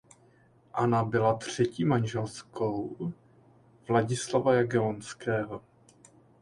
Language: Czech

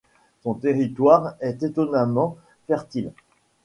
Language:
French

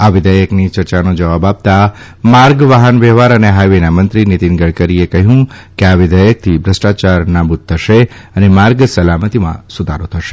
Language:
Gujarati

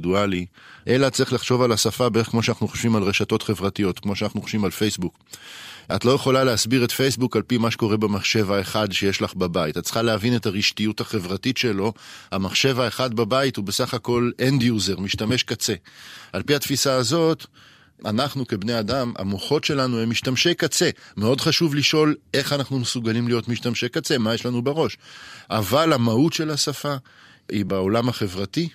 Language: Hebrew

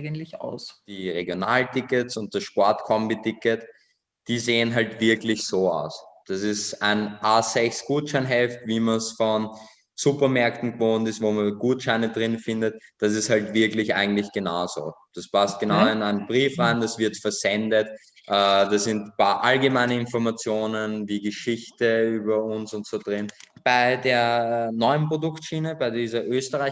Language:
German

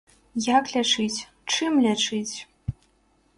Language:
Belarusian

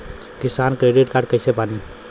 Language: Bhojpuri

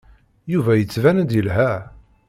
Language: Kabyle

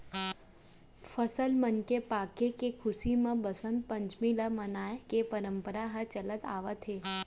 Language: Chhattisgarhi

